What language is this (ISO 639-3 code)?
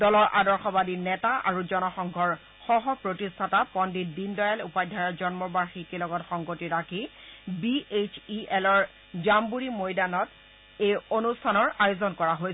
asm